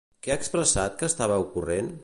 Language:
Catalan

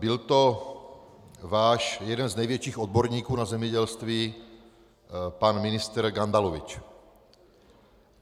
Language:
Czech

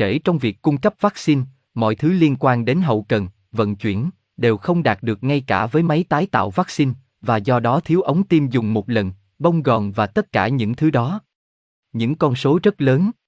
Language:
Vietnamese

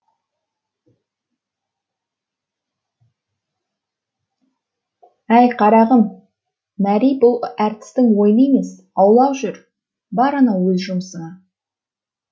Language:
Kazakh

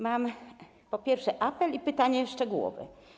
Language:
Polish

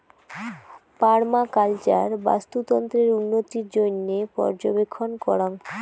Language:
Bangla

